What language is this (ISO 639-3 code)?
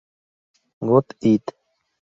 spa